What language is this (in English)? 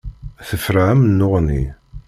Kabyle